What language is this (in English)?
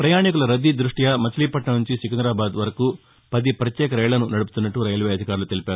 Telugu